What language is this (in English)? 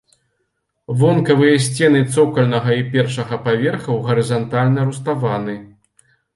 Belarusian